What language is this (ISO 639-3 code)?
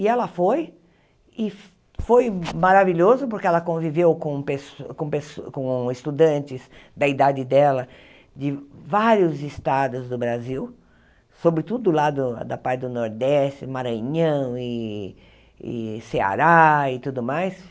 por